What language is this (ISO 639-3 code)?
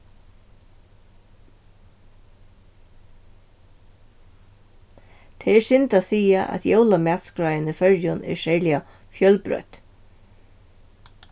fao